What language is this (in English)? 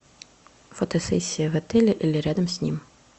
Russian